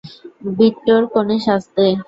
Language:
Bangla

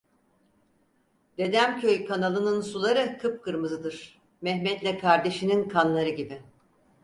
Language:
Turkish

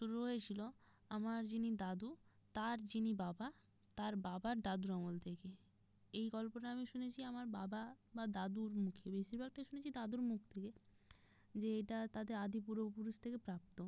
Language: Bangla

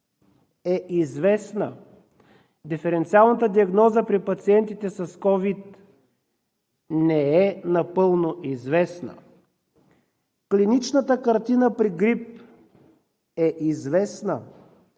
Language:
Bulgarian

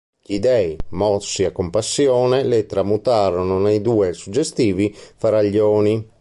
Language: Italian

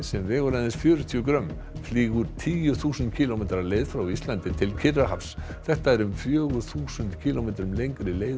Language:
Icelandic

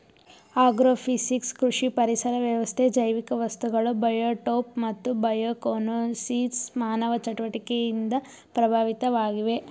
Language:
Kannada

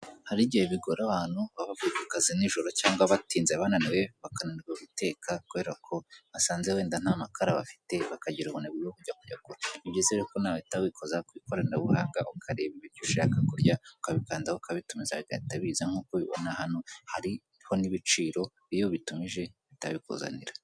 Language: Kinyarwanda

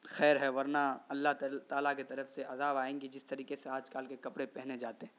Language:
Urdu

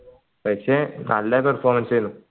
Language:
Malayalam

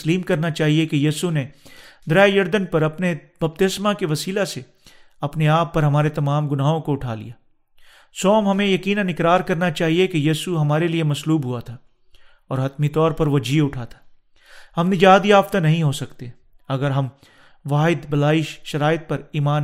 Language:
Urdu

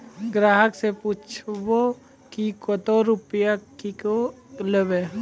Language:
Maithili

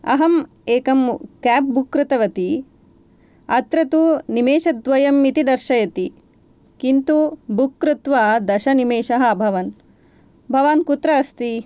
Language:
Sanskrit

